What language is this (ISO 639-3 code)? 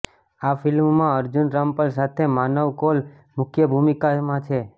guj